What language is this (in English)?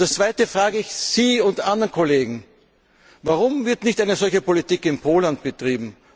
German